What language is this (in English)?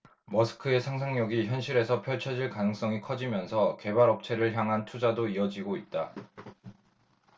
Korean